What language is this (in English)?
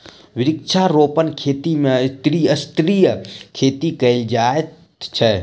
Maithili